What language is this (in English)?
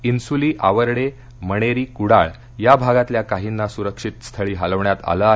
Marathi